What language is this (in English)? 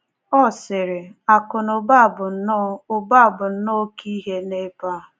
Igbo